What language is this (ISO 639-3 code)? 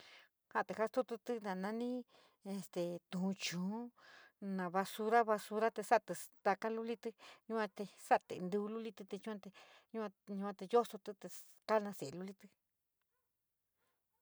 mig